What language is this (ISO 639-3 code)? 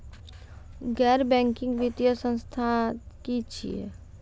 mai